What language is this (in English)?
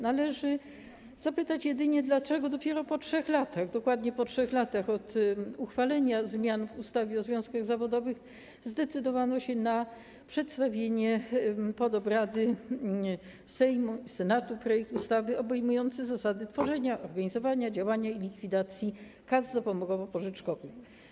Polish